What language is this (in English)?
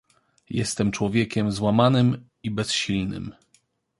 Polish